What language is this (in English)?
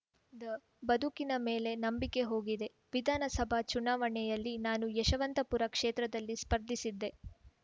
Kannada